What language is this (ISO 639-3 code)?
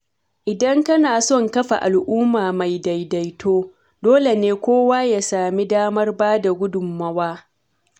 hau